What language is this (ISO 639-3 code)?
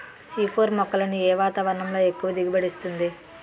tel